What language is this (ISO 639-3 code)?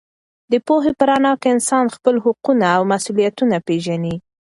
pus